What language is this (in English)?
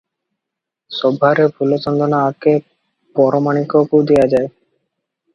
Odia